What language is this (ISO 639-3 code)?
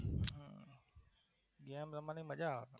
guj